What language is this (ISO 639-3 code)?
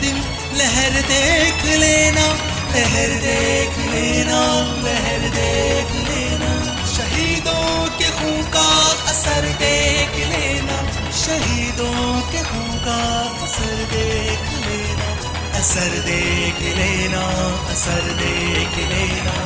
hin